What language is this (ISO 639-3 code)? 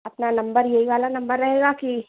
hin